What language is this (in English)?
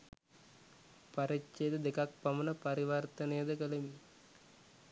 Sinhala